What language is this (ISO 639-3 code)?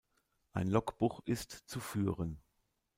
deu